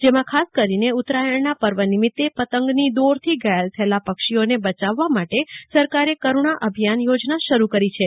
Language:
Gujarati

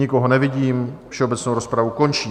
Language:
Czech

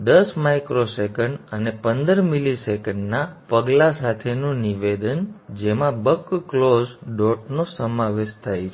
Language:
Gujarati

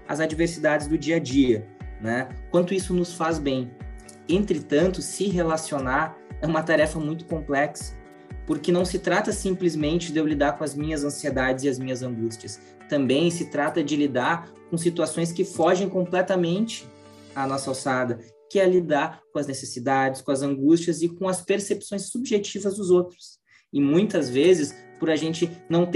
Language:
Portuguese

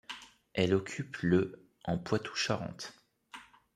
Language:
French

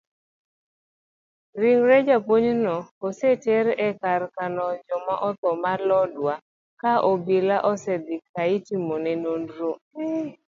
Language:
Luo (Kenya and Tanzania)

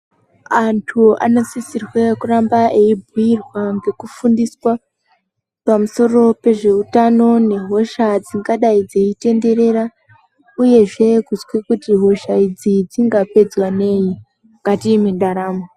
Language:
Ndau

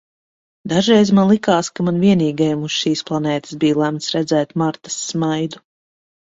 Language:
Latvian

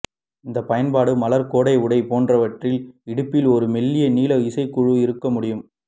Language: Tamil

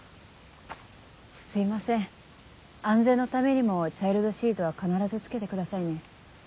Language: Japanese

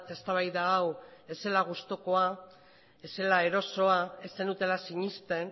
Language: Basque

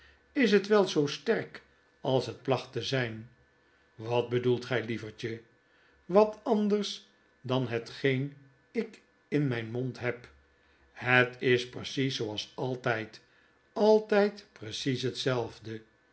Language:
Dutch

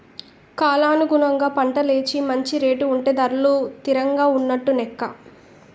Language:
Telugu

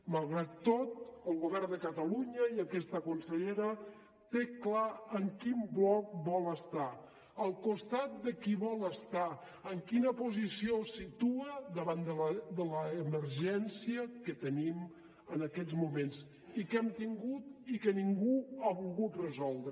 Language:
Catalan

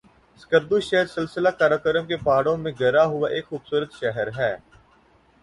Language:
Urdu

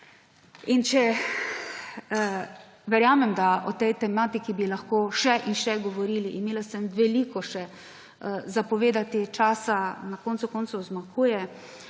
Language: Slovenian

